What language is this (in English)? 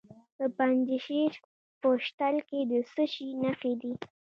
Pashto